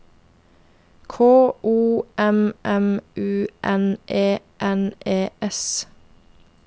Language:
Norwegian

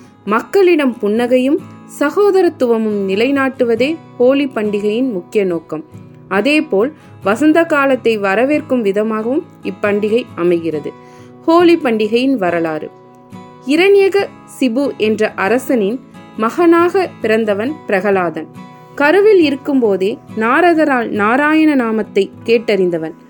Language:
Tamil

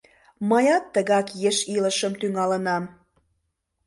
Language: Mari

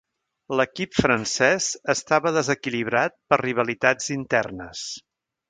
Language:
Catalan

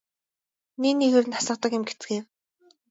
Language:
Mongolian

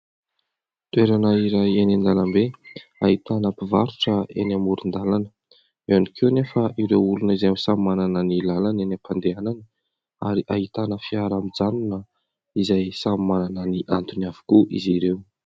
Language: Malagasy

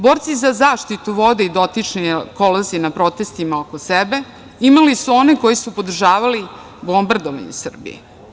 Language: Serbian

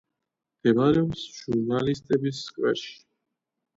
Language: Georgian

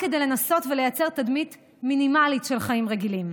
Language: Hebrew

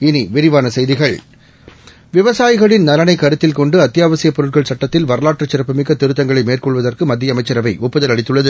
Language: Tamil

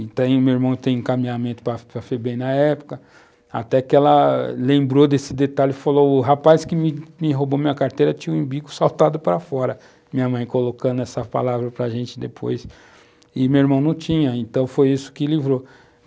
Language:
Portuguese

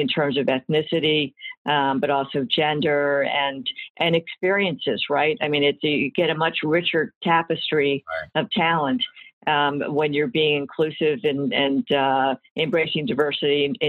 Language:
English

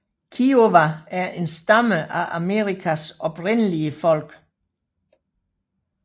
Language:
Danish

